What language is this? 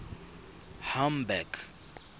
Tswana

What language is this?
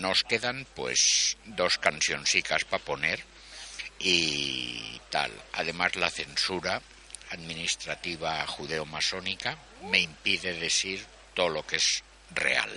Spanish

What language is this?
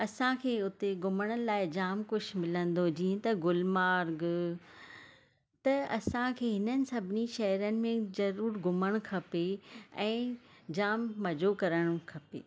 Sindhi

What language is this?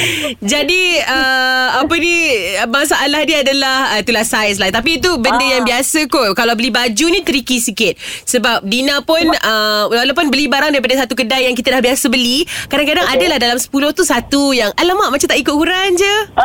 Malay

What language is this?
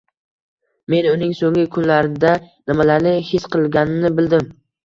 Uzbek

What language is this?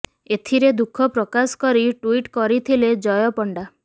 Odia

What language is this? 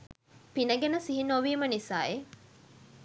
Sinhala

